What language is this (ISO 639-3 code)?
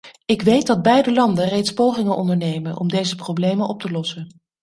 nld